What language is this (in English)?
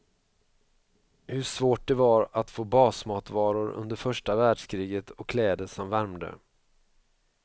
Swedish